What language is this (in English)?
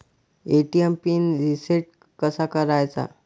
Marathi